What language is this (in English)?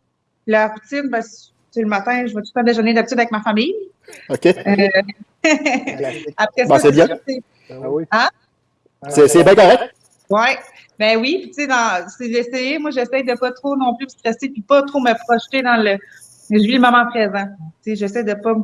French